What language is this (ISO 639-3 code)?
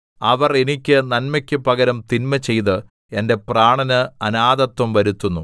mal